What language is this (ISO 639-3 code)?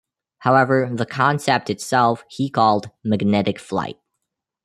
eng